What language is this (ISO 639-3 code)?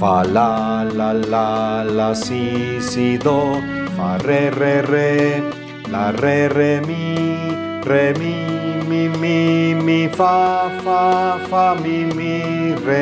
spa